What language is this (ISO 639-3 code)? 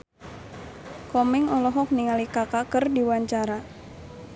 sun